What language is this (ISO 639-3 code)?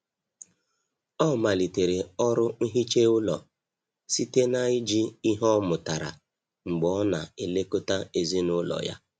ibo